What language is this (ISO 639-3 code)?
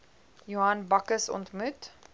afr